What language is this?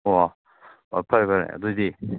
Manipuri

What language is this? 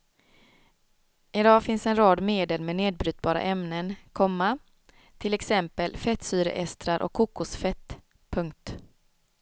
Swedish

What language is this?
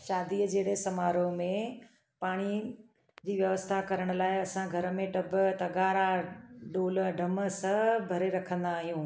Sindhi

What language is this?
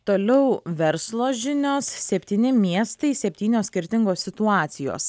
Lithuanian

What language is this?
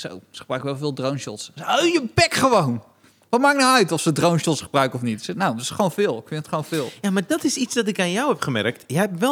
Dutch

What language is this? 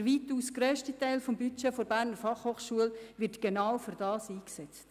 Swiss German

